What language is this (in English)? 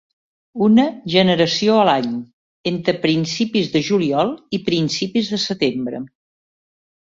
Catalan